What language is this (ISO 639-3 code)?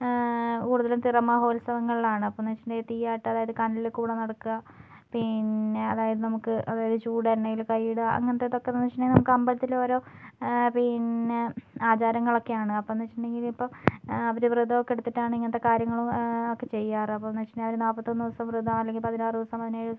mal